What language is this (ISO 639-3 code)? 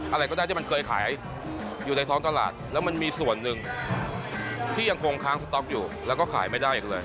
tha